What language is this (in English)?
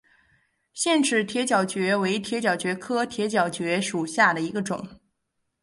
Chinese